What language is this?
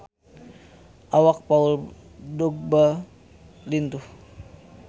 Sundanese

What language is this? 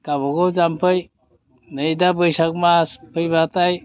Bodo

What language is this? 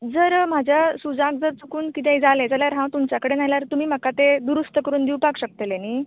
Konkani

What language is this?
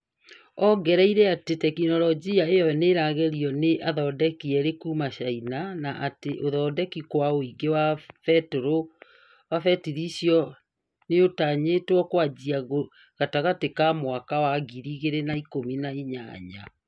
Kikuyu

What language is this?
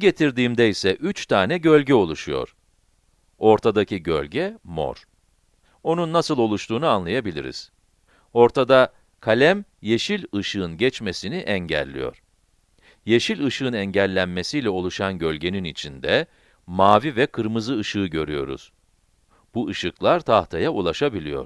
Turkish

